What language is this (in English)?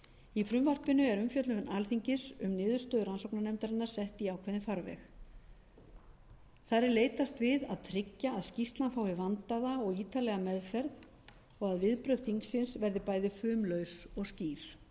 Icelandic